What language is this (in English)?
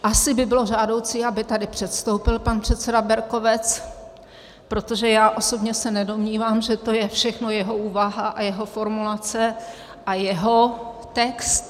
Czech